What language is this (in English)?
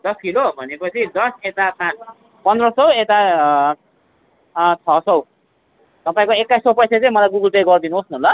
Nepali